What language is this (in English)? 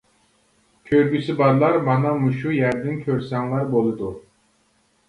Uyghur